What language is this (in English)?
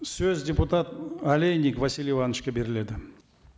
Kazakh